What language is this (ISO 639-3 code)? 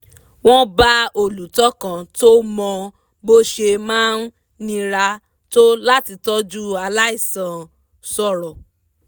yor